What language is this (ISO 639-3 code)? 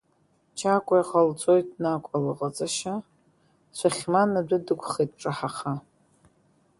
abk